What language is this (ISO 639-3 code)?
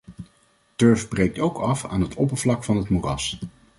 nld